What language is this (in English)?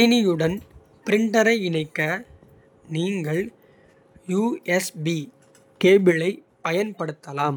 Kota (India)